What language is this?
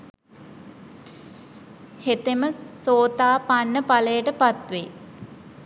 Sinhala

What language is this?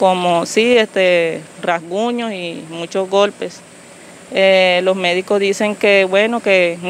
Spanish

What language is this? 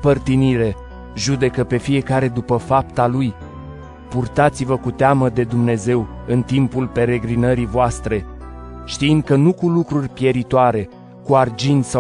Romanian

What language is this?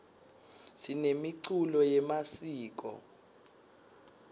Swati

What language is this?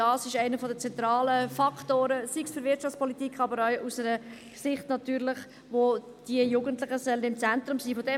Swiss German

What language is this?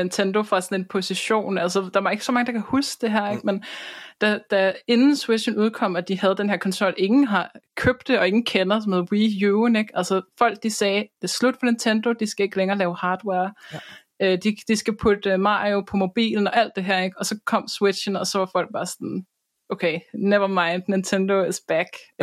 Danish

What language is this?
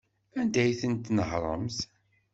Kabyle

